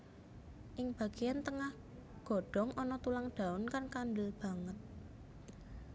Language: Javanese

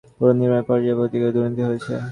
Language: Bangla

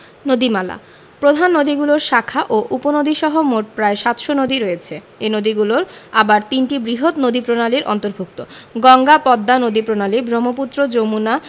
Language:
Bangla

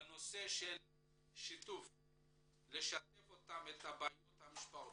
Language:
Hebrew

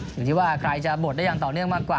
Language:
Thai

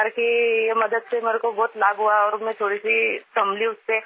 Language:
Hindi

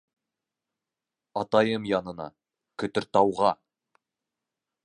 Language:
Bashkir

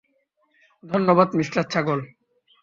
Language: Bangla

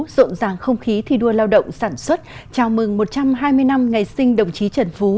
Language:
Vietnamese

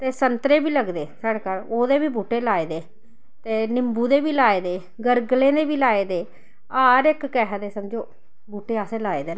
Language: Dogri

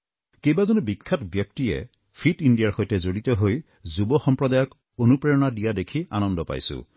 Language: Assamese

